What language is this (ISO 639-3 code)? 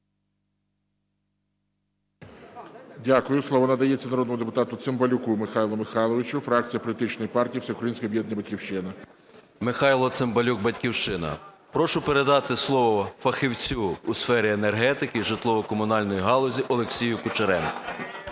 ukr